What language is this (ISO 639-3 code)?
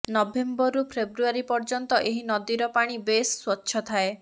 ori